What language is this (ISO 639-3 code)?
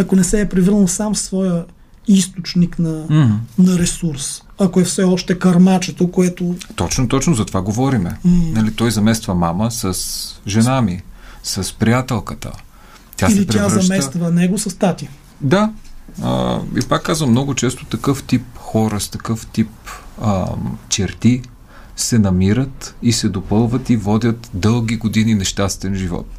bul